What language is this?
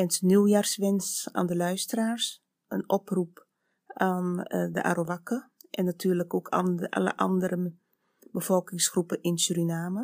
Dutch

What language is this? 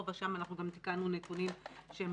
Hebrew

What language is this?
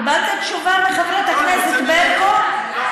Hebrew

